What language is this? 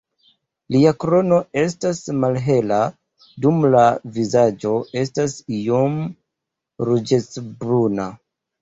Esperanto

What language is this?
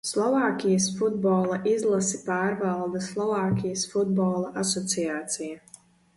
Latvian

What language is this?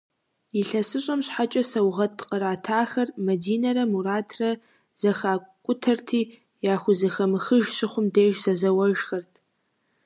Kabardian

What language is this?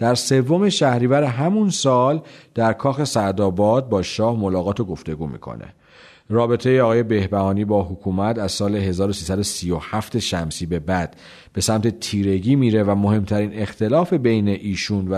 Persian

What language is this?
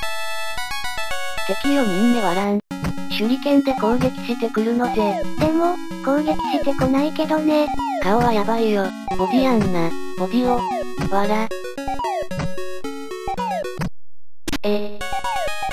Japanese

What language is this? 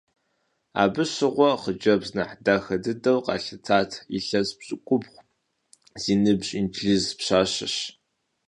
Kabardian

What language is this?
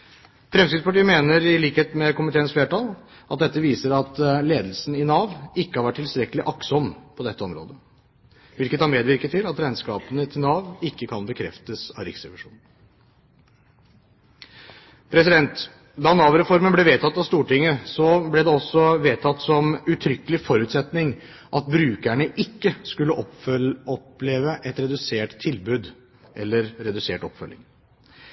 Norwegian Bokmål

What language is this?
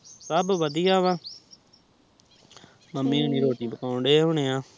Punjabi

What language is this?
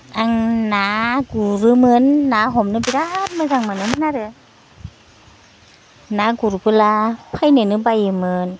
Bodo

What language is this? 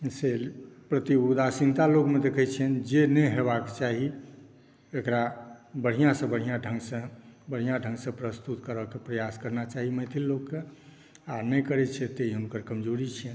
Maithili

